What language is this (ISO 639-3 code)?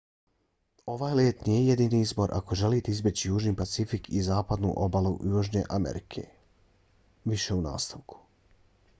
bos